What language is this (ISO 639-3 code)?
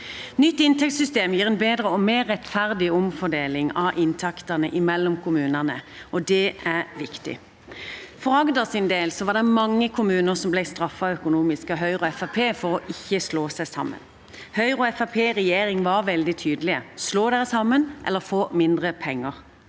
nor